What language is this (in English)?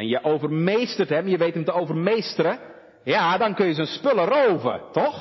Dutch